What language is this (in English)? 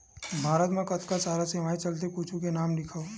Chhattisgarhi